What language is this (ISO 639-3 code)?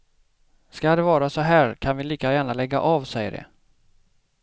swe